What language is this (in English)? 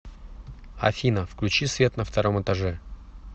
Russian